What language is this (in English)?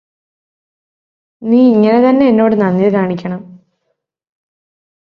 Malayalam